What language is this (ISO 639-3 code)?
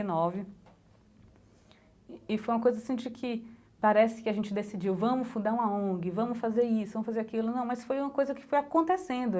por